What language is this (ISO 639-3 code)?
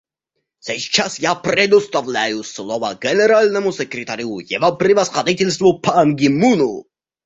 rus